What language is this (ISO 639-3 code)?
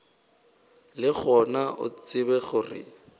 nso